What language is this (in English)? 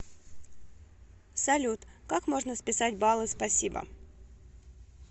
Russian